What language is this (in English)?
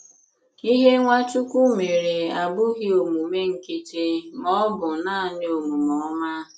Igbo